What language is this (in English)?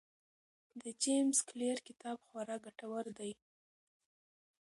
Pashto